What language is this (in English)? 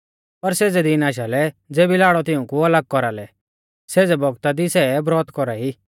Mahasu Pahari